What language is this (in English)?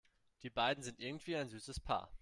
German